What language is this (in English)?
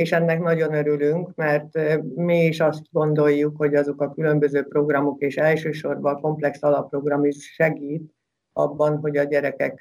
Hungarian